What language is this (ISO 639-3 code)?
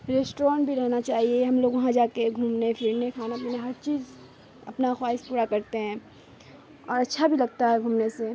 urd